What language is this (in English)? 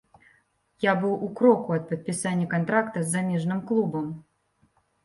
Belarusian